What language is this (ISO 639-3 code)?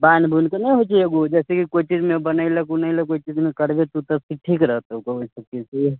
mai